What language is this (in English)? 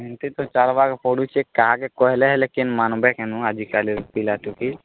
Odia